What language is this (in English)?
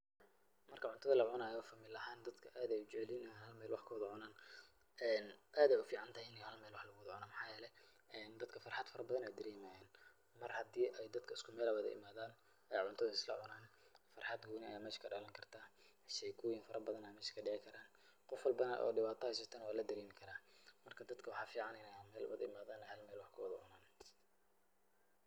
Somali